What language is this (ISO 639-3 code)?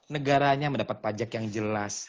ind